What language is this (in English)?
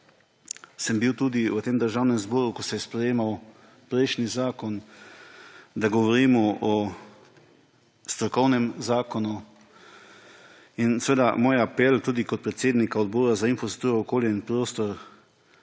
Slovenian